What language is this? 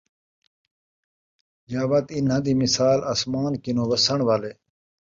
Saraiki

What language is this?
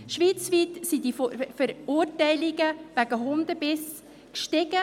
Swiss German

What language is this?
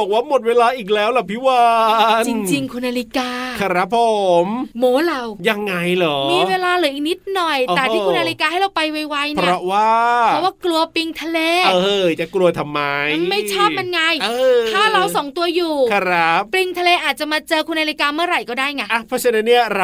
Thai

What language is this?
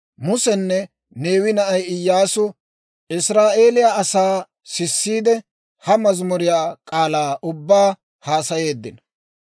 Dawro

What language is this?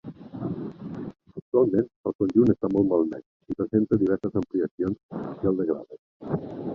Catalan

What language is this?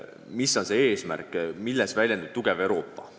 Estonian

